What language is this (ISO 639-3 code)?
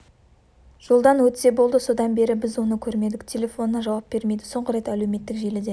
kaz